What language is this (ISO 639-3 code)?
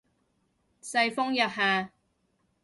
yue